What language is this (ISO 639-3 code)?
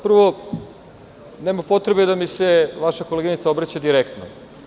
srp